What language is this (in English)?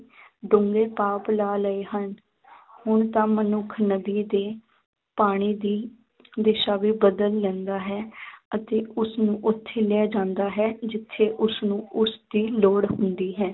Punjabi